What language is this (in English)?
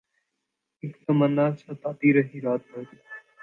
Urdu